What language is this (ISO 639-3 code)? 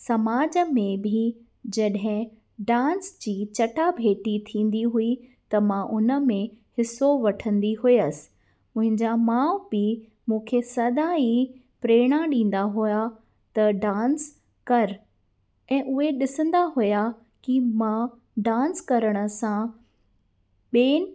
snd